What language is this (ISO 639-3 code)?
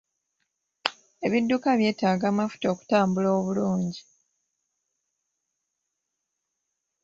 lug